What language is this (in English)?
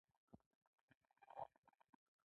Pashto